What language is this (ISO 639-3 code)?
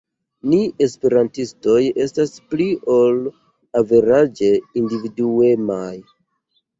epo